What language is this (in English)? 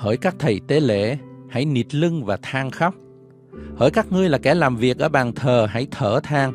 Vietnamese